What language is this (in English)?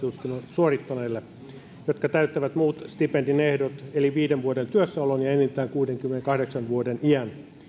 Finnish